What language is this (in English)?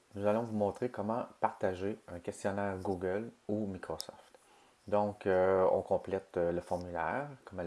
French